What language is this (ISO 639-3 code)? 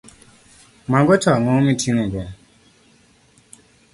luo